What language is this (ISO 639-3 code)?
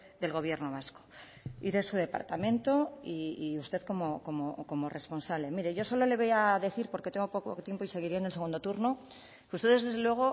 spa